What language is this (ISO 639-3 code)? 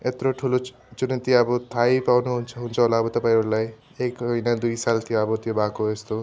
nep